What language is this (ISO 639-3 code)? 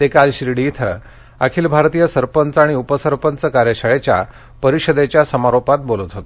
mar